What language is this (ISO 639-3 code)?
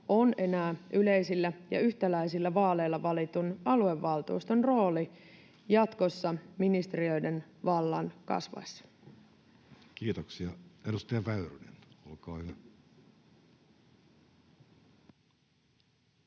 fin